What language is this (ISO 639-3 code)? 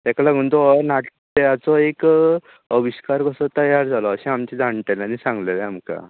kok